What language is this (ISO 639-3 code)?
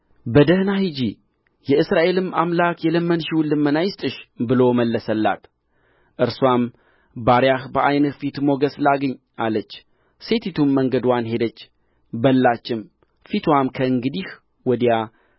amh